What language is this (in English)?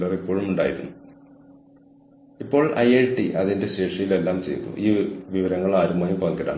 Malayalam